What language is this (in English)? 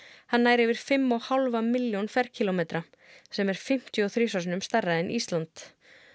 Icelandic